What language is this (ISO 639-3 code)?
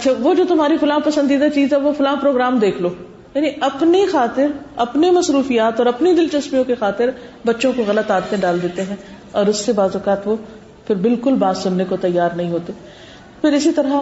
urd